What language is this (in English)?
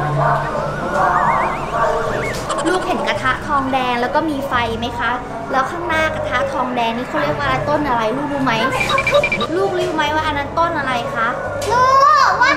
Thai